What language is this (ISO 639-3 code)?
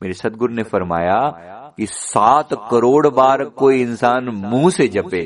hin